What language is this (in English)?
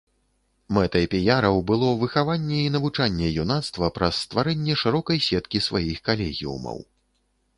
Belarusian